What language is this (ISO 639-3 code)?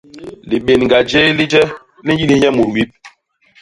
bas